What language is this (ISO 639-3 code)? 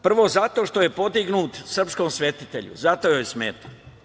srp